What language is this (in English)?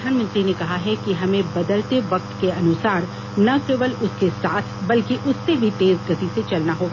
Hindi